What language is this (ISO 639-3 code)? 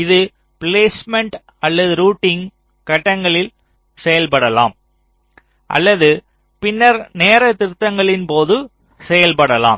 tam